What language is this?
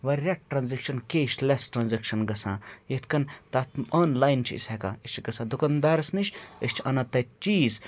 Kashmiri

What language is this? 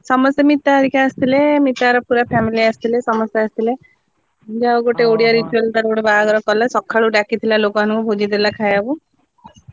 Odia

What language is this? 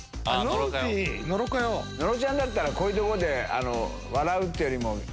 Japanese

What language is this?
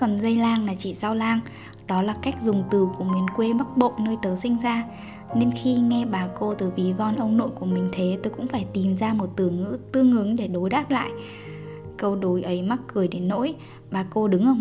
Vietnamese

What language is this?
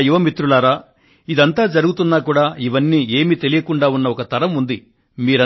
Telugu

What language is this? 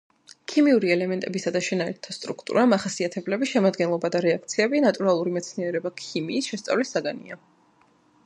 Georgian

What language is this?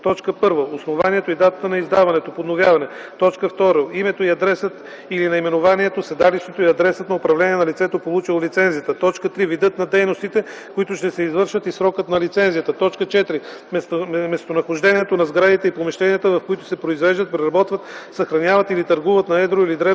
Bulgarian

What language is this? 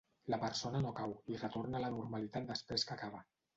Catalan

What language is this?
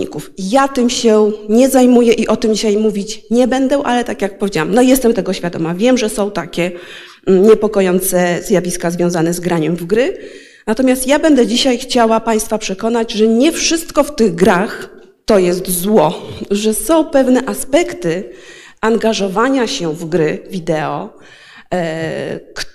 Polish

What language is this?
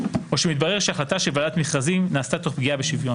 Hebrew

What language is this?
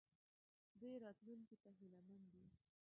Pashto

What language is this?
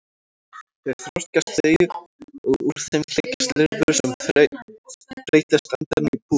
Icelandic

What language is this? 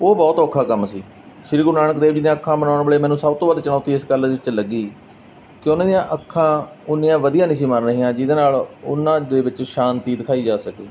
Punjabi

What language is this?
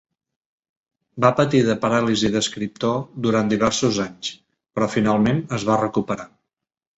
Catalan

